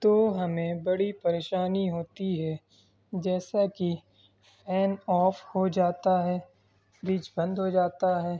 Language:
Urdu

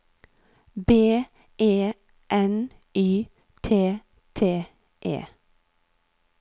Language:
Norwegian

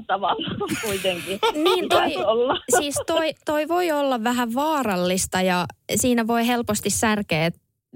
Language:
Finnish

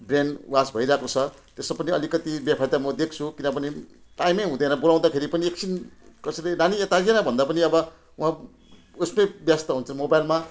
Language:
Nepali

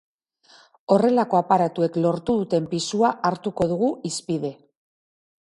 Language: Basque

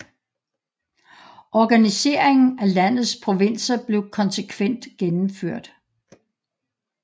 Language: Danish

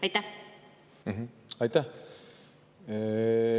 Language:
Estonian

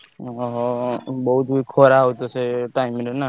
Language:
Odia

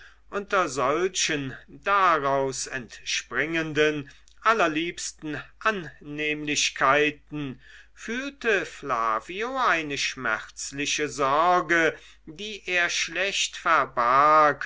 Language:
German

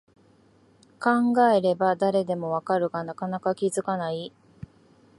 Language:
Japanese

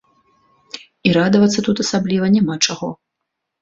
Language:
Belarusian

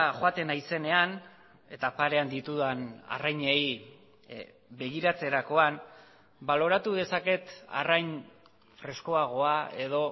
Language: Basque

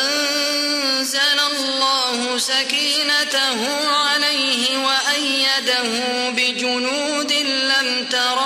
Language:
Arabic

